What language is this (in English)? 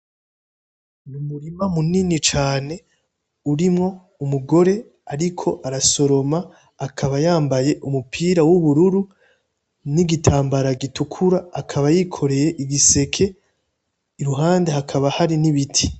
Rundi